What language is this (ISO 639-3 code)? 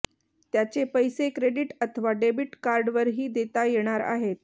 mar